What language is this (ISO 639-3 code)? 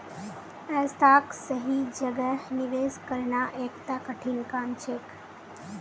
mag